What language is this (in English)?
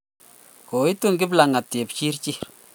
Kalenjin